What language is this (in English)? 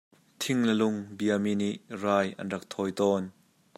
Hakha Chin